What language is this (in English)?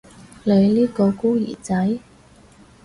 Cantonese